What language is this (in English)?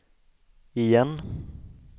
Swedish